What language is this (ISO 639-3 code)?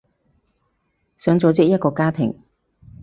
yue